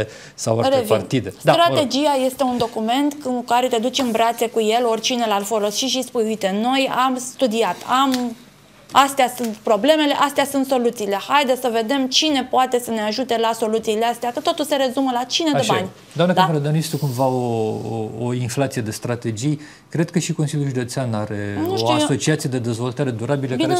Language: Romanian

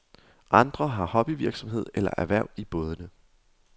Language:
Danish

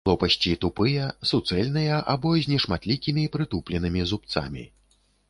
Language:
Belarusian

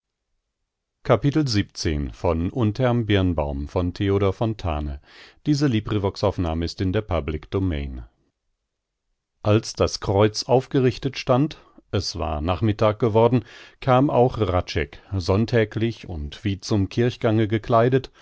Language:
German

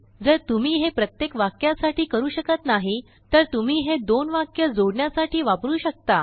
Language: Marathi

